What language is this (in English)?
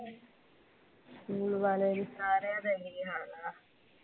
Punjabi